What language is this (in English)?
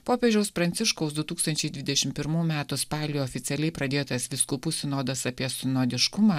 Lithuanian